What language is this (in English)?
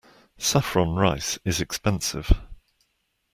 English